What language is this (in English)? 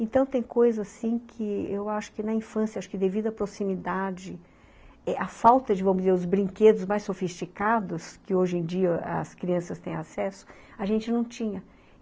Portuguese